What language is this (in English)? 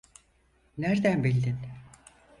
Turkish